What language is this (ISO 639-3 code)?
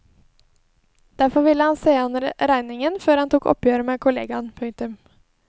nor